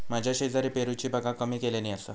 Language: Marathi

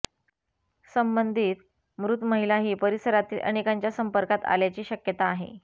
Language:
Marathi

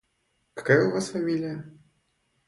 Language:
Russian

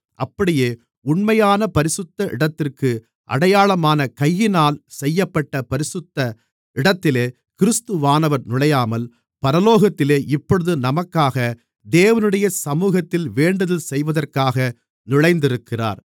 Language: Tamil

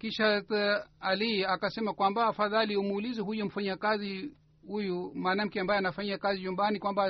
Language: Swahili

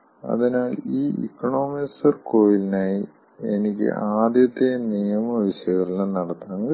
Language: Malayalam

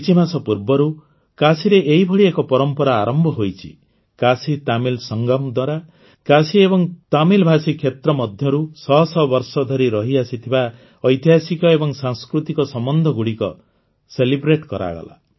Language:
Odia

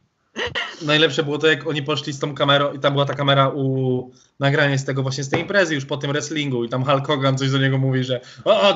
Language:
Polish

